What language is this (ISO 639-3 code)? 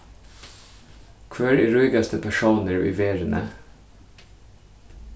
fao